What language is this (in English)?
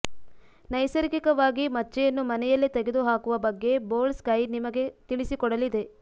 Kannada